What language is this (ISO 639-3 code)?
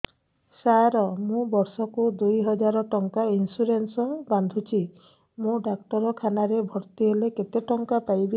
ori